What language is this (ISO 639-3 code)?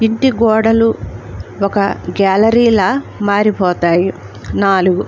tel